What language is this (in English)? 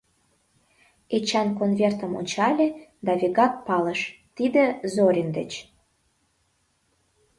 Mari